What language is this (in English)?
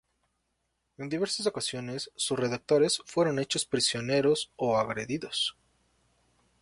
Spanish